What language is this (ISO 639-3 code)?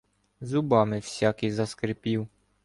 ukr